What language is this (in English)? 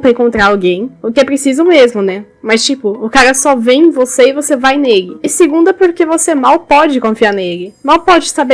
Portuguese